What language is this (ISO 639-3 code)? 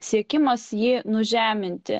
lit